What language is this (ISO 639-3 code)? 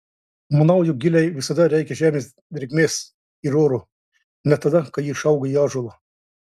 lit